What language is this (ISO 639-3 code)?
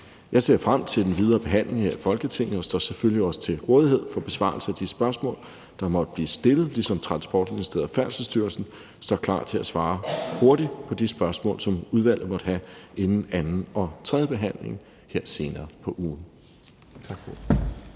dan